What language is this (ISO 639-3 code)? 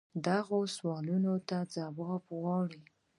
pus